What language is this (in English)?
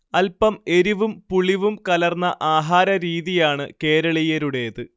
Malayalam